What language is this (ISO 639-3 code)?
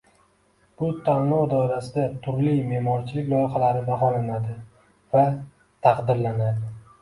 uzb